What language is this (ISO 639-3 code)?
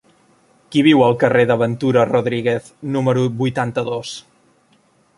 cat